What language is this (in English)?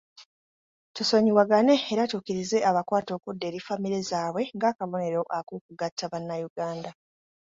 Ganda